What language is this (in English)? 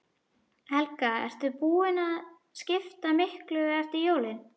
Icelandic